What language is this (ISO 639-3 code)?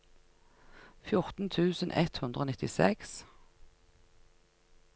nor